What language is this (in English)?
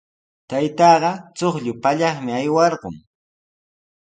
Sihuas Ancash Quechua